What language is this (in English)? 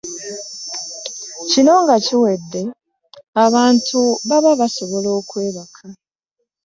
Ganda